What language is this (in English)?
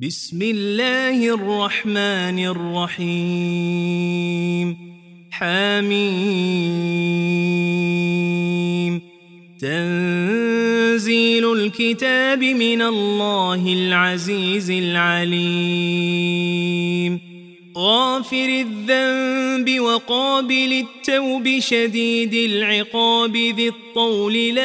Arabic